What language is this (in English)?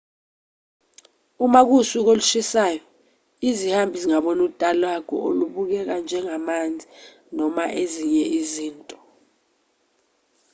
Zulu